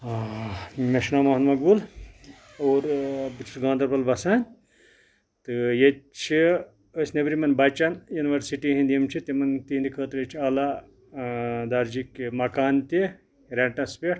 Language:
Kashmiri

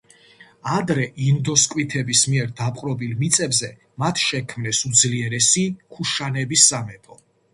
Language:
Georgian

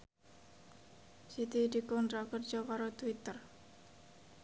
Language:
Javanese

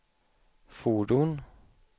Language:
Swedish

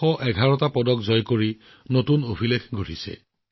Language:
Assamese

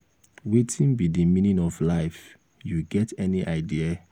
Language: Nigerian Pidgin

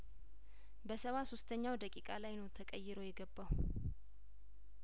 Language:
Amharic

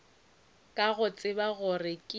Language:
Northern Sotho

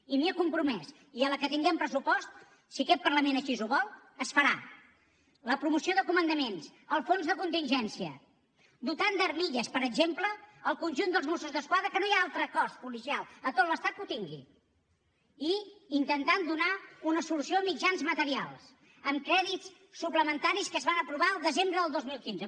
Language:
Catalan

